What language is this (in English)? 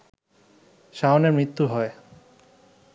Bangla